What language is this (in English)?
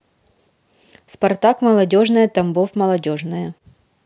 Russian